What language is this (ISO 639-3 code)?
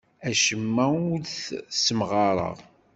kab